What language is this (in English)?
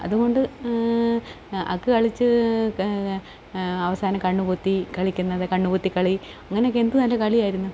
Malayalam